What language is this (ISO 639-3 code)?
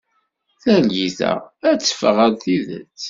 kab